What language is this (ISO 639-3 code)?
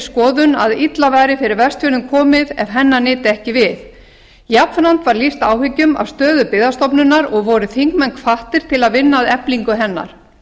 isl